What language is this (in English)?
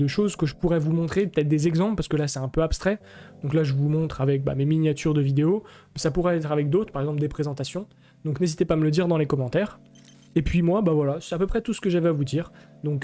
French